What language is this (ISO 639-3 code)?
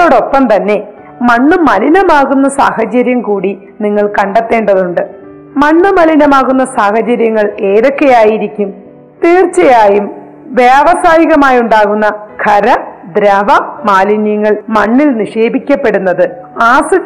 mal